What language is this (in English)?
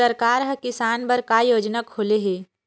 Chhattisgarhi